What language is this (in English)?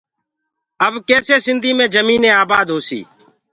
Gurgula